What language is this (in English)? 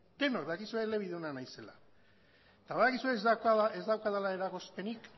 Basque